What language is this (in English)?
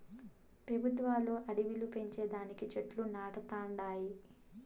Telugu